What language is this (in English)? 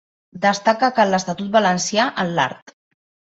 Catalan